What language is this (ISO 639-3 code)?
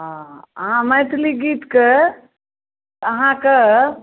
mai